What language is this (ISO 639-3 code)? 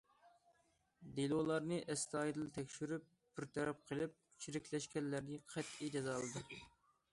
uig